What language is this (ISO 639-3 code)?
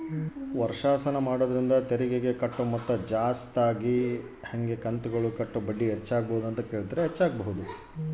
kan